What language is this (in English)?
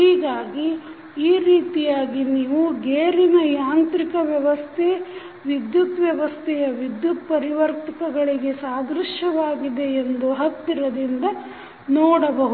Kannada